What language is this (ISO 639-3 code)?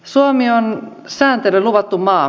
fin